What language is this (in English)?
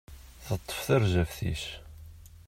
Kabyle